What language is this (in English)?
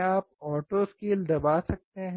Hindi